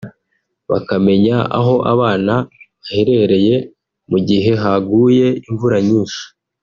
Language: Kinyarwanda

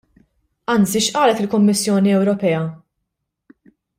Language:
Maltese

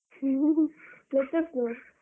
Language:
Kannada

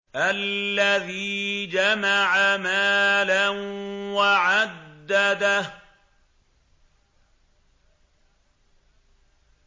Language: Arabic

